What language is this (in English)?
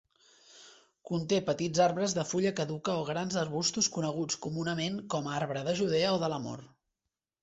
Catalan